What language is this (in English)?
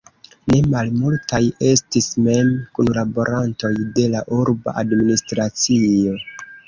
Esperanto